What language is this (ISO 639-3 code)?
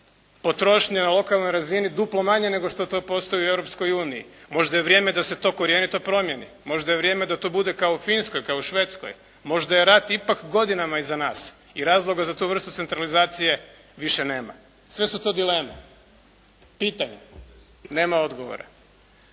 hrv